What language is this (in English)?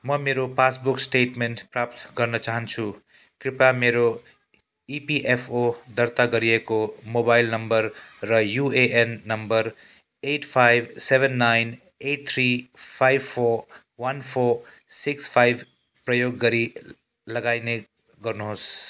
Nepali